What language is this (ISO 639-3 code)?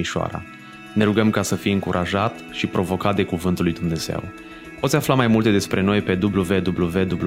ron